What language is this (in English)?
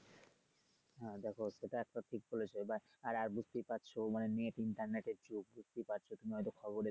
Bangla